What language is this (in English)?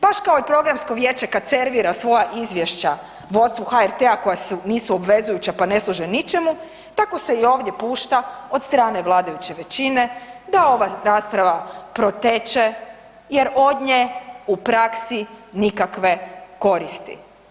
Croatian